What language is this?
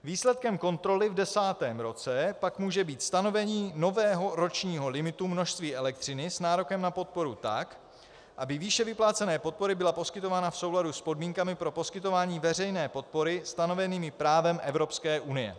Czech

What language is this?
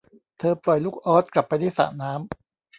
Thai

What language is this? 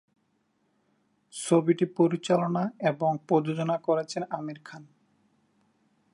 Bangla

